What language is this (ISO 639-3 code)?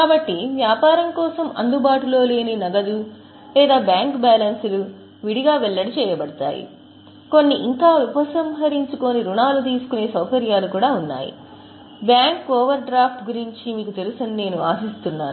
tel